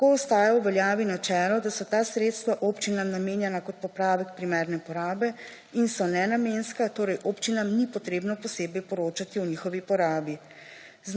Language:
Slovenian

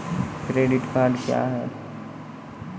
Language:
Maithili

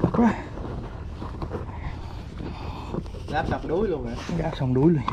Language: Vietnamese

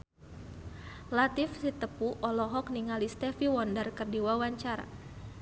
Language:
Sundanese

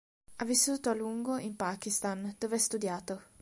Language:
Italian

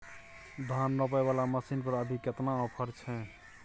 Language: Maithili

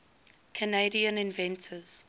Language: English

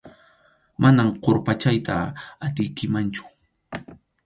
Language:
Arequipa-La Unión Quechua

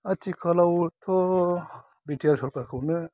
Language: Bodo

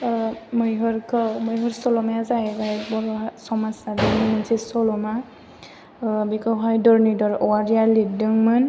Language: Bodo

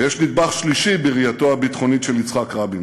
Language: Hebrew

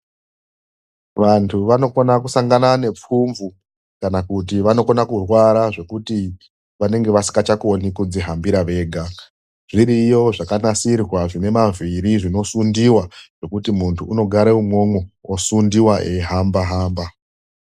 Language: Ndau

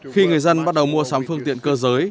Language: Vietnamese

